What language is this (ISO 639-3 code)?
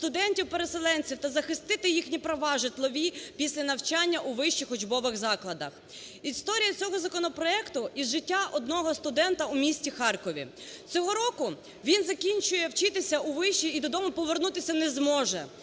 ukr